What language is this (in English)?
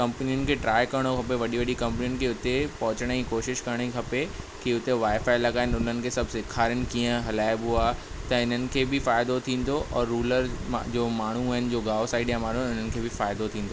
Sindhi